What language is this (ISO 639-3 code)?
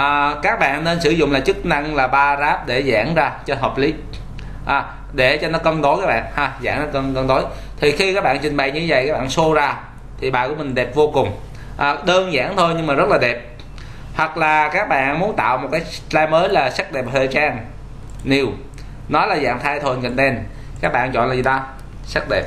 vie